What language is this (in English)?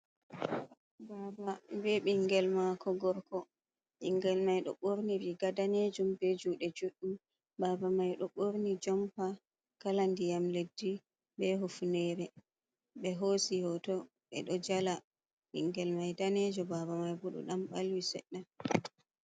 Fula